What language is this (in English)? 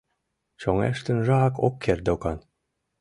Mari